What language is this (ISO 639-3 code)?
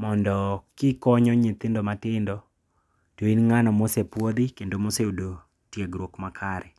luo